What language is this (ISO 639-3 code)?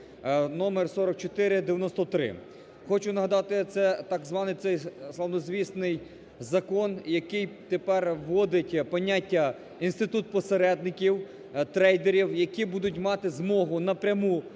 ukr